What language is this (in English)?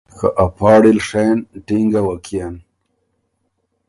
Ormuri